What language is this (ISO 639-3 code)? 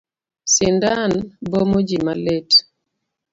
luo